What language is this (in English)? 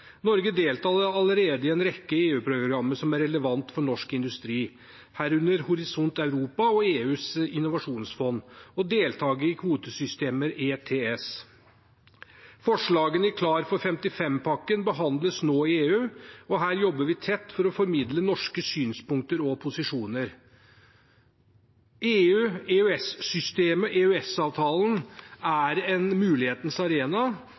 Norwegian Bokmål